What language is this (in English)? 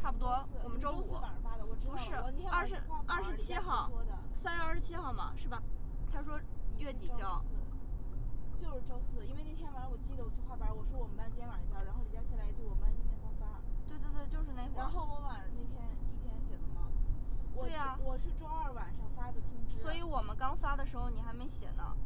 Chinese